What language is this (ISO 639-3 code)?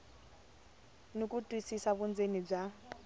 tso